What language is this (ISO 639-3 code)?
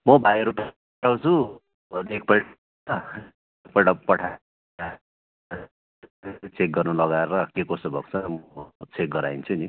nep